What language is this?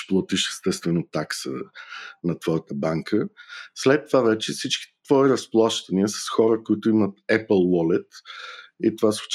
Bulgarian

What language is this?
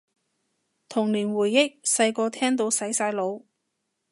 Cantonese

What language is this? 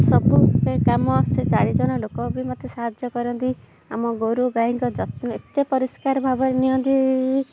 Odia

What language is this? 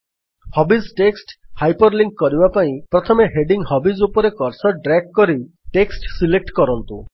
Odia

